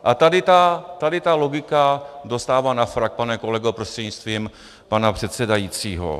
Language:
Czech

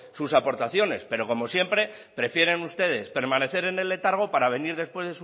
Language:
Spanish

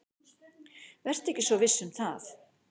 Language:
Icelandic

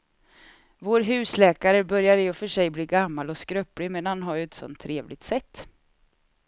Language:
Swedish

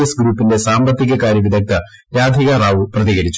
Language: Malayalam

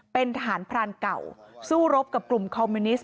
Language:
Thai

